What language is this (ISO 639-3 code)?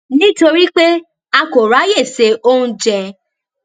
yor